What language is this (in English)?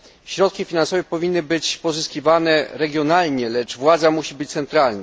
Polish